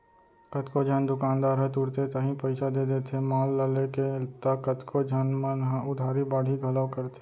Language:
Chhattisgarhi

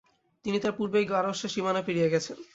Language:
Bangla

